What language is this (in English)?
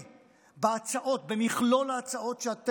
Hebrew